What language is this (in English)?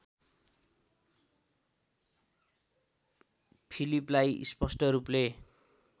Nepali